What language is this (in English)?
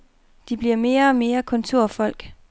Danish